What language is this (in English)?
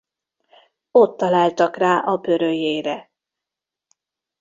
Hungarian